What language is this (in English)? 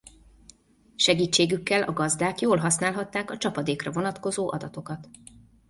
Hungarian